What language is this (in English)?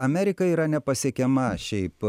Lithuanian